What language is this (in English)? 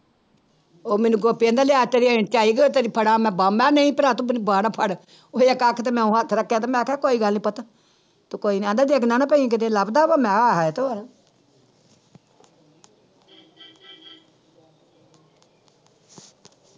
Punjabi